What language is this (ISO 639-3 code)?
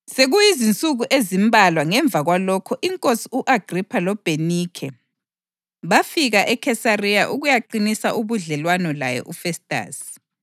nde